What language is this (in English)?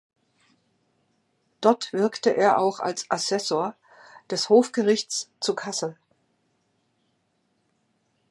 German